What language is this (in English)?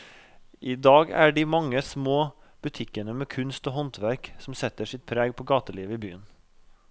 Norwegian